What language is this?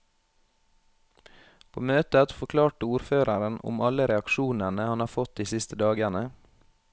Norwegian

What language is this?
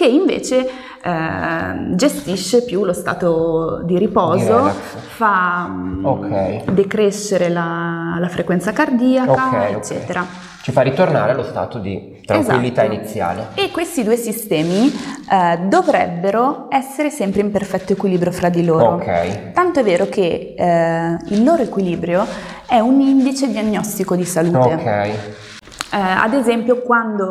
Italian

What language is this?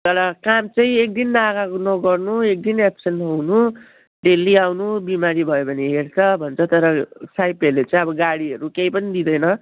Nepali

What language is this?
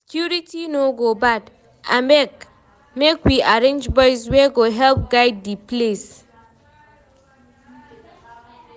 Nigerian Pidgin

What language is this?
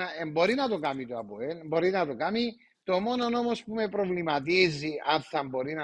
Greek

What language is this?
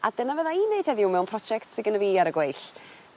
Welsh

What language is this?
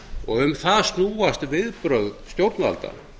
Icelandic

